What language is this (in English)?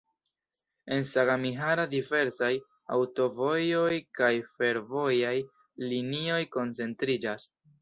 Esperanto